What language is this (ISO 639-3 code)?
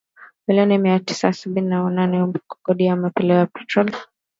swa